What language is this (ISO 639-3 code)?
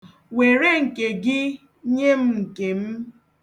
ibo